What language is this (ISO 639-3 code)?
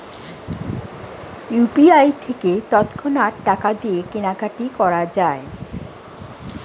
ben